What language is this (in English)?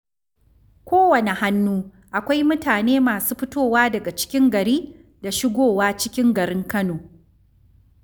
Hausa